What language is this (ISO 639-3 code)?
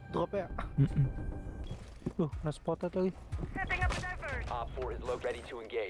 ind